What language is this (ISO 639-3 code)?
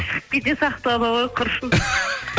kaz